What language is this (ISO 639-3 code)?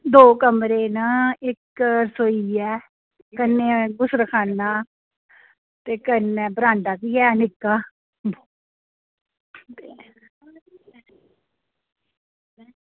doi